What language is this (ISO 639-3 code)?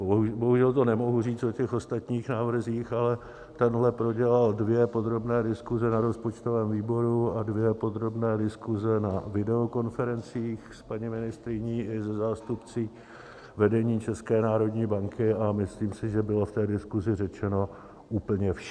ces